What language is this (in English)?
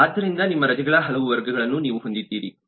Kannada